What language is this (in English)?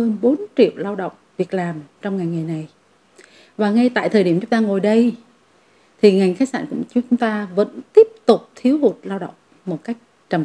Vietnamese